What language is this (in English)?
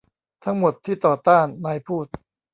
Thai